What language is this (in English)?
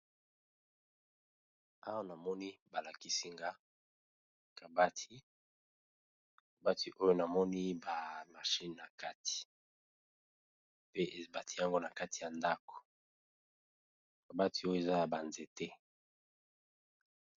Lingala